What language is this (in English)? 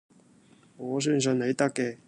Cantonese